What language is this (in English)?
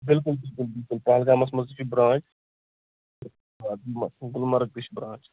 Kashmiri